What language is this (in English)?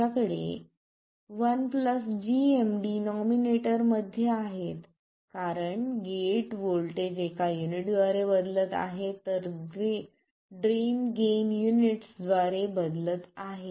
Marathi